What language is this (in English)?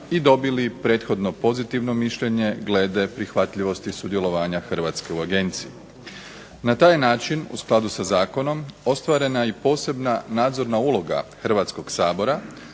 Croatian